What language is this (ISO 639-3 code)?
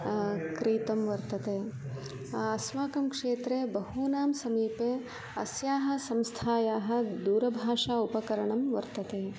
san